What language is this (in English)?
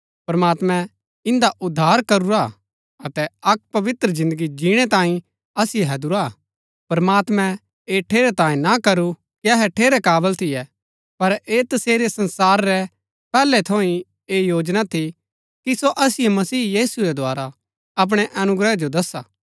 Gaddi